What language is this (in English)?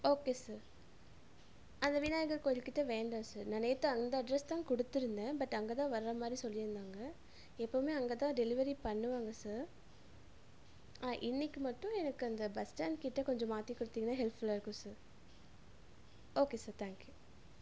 Tamil